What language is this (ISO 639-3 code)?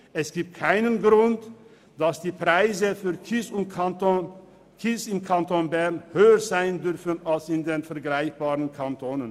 gsw